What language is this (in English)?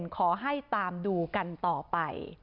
Thai